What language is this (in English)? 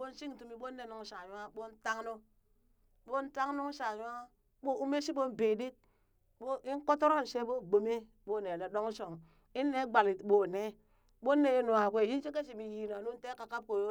Burak